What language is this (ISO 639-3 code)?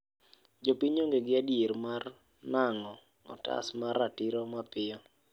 luo